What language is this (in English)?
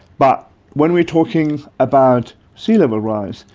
English